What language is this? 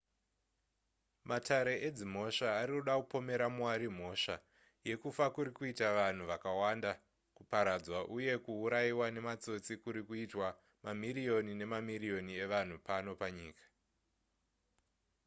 Shona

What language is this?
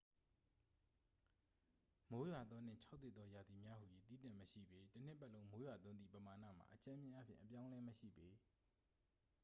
Burmese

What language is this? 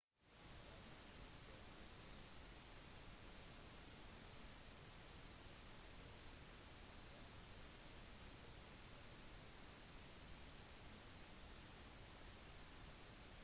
Norwegian Bokmål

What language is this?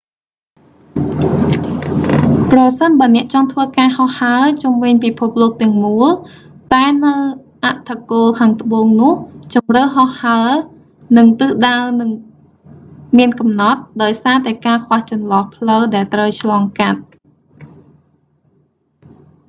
Khmer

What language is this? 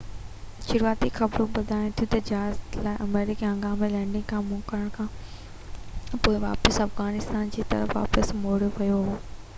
Sindhi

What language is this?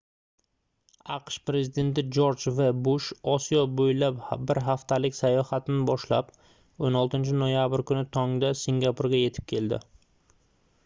Uzbek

